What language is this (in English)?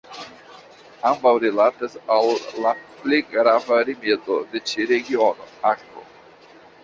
Esperanto